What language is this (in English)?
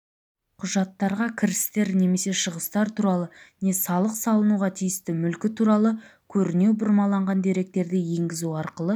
Kazakh